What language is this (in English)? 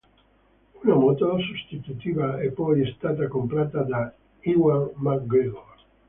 Italian